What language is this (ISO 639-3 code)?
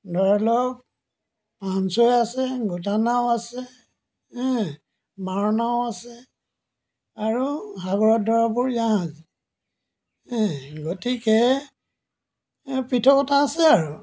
asm